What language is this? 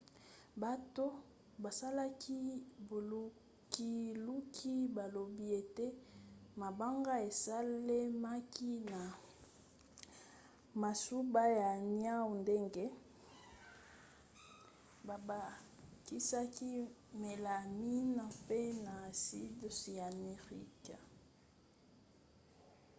Lingala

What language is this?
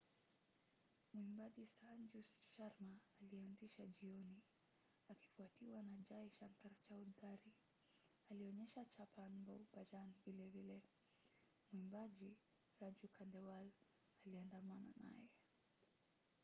Swahili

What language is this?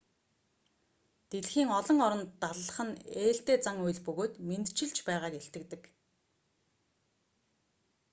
Mongolian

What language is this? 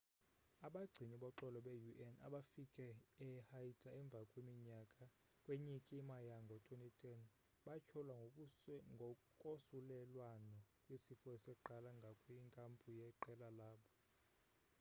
Xhosa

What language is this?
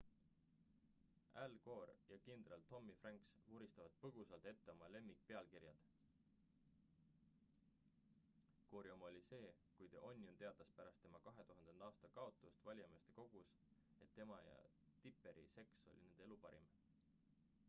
Estonian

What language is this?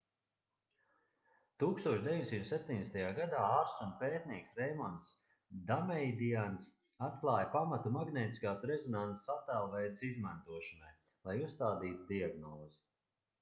Latvian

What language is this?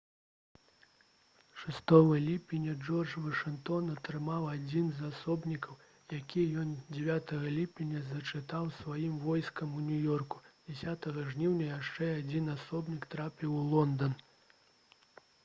Belarusian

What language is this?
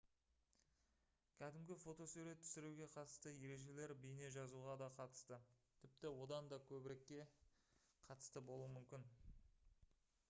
Kazakh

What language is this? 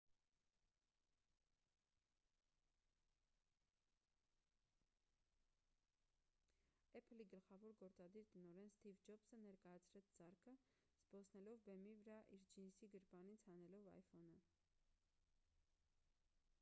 Armenian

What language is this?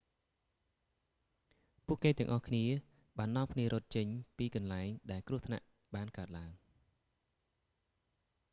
Khmer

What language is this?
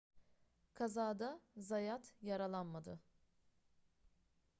Turkish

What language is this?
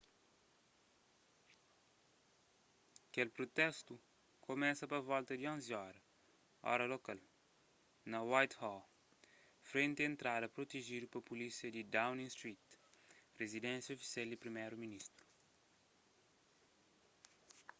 Kabuverdianu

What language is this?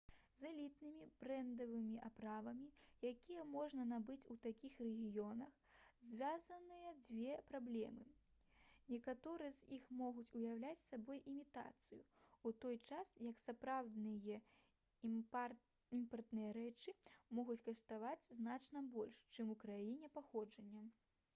Belarusian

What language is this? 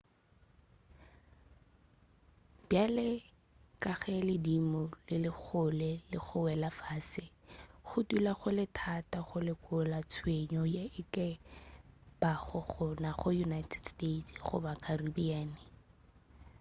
Northern Sotho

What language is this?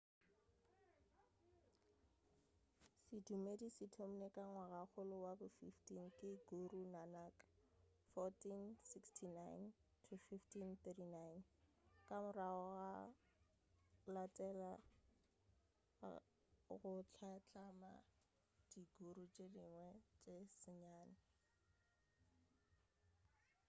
Northern Sotho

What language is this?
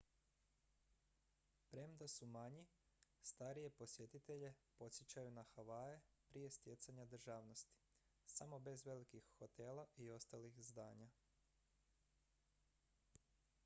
Croatian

